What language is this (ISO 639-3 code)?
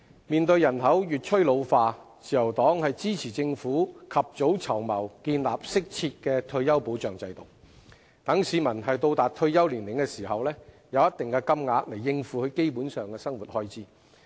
yue